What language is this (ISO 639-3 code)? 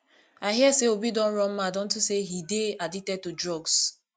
pcm